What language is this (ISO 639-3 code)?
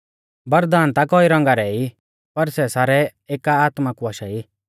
bfz